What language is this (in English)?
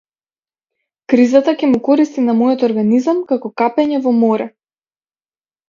Macedonian